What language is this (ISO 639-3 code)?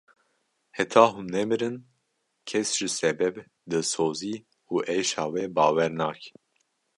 kur